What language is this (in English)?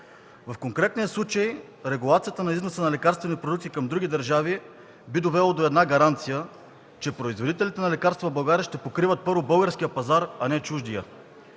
Bulgarian